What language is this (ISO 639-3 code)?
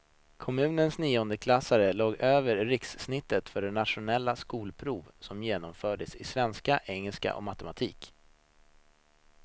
swe